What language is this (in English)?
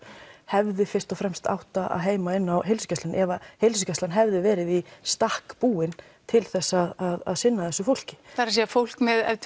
Icelandic